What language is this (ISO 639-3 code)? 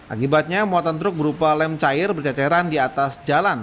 ind